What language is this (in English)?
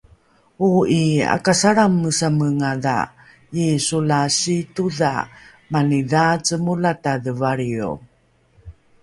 Rukai